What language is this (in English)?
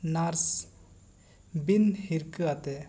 Santali